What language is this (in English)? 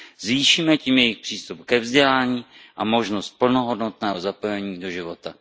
Czech